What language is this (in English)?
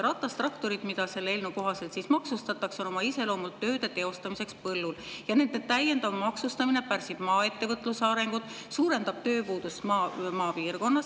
Estonian